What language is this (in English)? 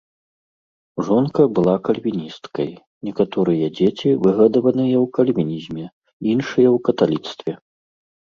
Belarusian